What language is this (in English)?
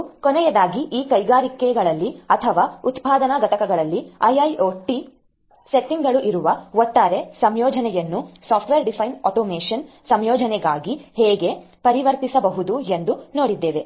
Kannada